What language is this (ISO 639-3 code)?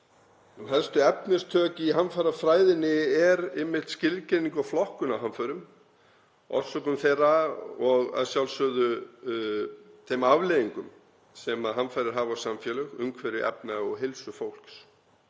isl